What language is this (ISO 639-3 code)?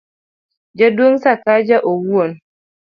luo